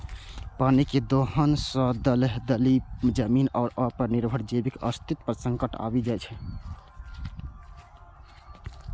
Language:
Maithili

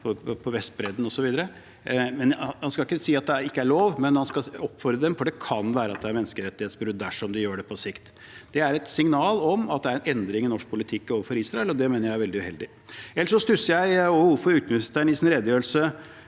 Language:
Norwegian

